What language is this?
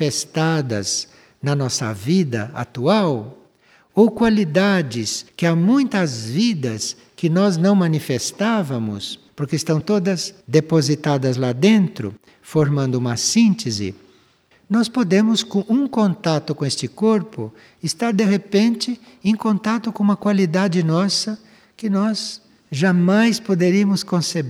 Portuguese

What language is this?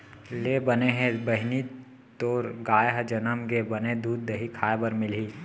Chhattisgarhi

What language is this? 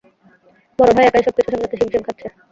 Bangla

